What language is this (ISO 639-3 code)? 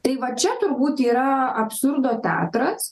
lit